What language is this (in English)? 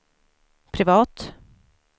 Swedish